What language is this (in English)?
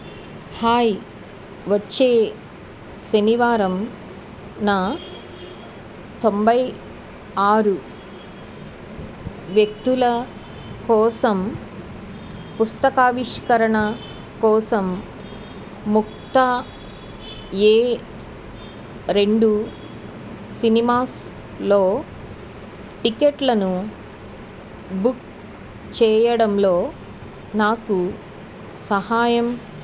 Telugu